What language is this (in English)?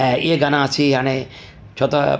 Sindhi